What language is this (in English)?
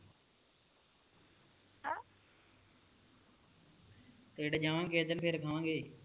Punjabi